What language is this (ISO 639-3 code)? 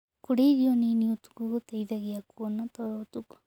kik